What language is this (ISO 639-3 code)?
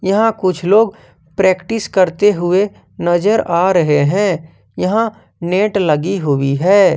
hin